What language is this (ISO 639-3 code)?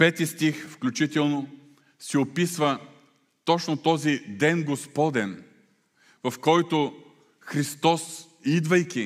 bul